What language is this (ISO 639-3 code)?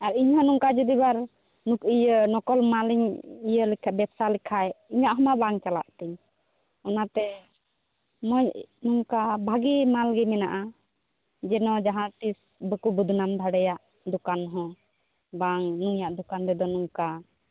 sat